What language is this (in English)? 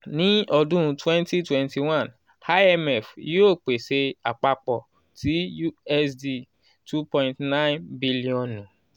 Yoruba